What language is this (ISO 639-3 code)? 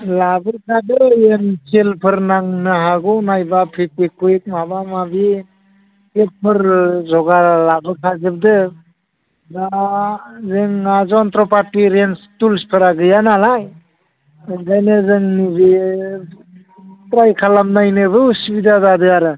brx